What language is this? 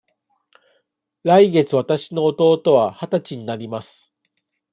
Japanese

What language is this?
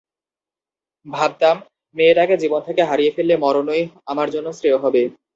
Bangla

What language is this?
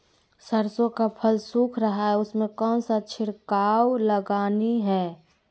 Magahi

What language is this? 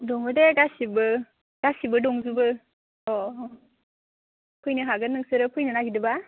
Bodo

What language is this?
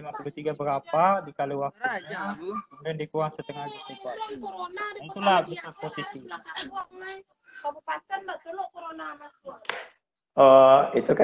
Indonesian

